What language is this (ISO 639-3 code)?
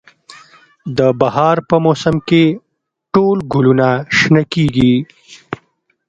pus